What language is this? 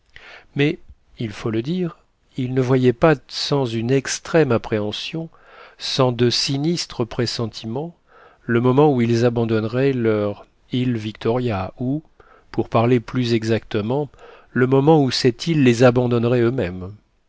French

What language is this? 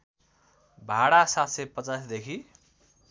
Nepali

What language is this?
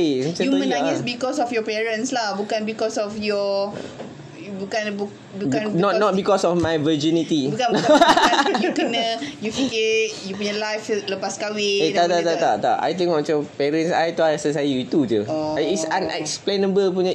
Malay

